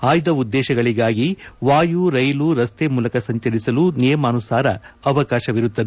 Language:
Kannada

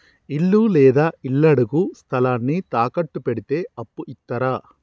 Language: Telugu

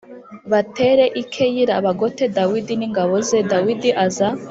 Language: Kinyarwanda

